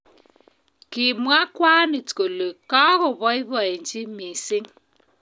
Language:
Kalenjin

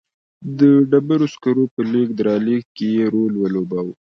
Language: Pashto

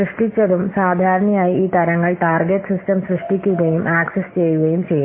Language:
Malayalam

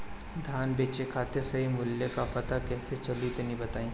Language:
Bhojpuri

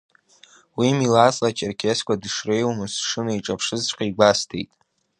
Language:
Abkhazian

